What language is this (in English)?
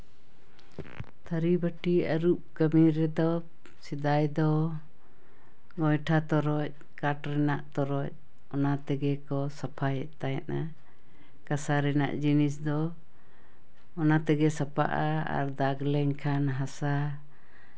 Santali